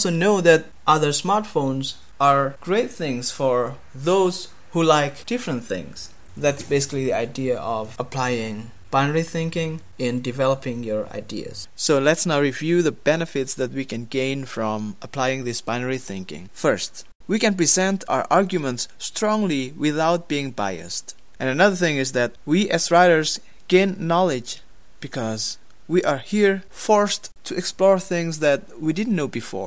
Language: English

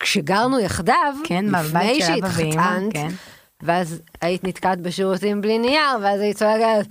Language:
Hebrew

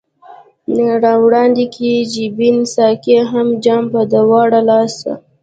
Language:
Pashto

